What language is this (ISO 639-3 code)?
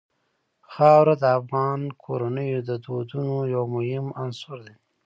pus